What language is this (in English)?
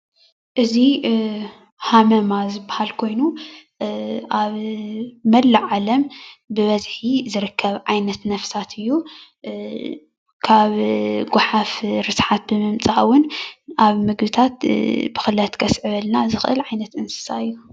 Tigrinya